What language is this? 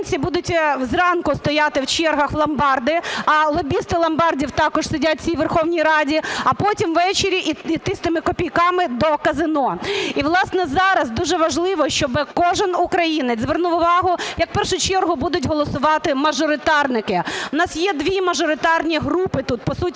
Ukrainian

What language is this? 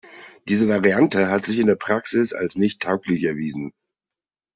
German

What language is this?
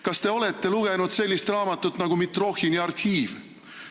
Estonian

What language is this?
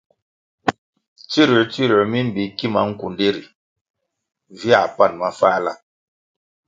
Kwasio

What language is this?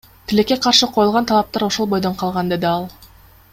Kyrgyz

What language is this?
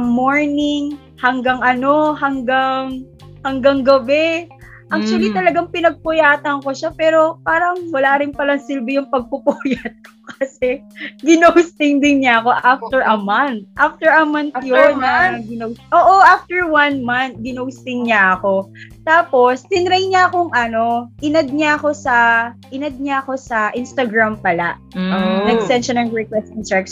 Filipino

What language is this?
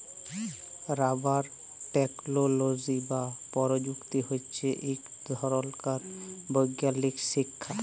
Bangla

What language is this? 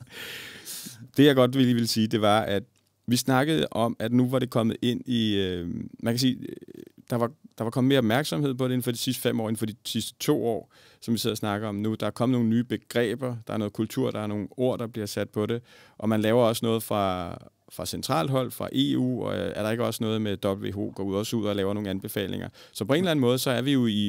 Danish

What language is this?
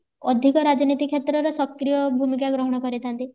Odia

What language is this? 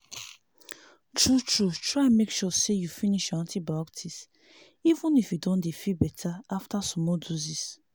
Nigerian Pidgin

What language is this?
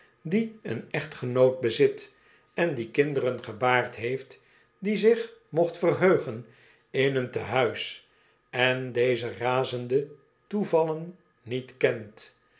Dutch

